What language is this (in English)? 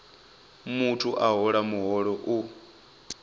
Venda